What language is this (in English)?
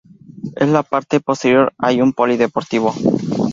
Spanish